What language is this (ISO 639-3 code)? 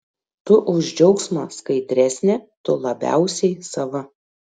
lit